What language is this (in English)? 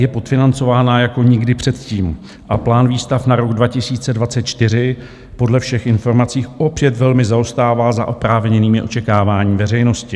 Czech